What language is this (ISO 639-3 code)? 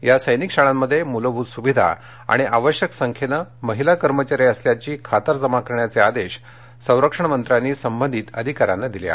mar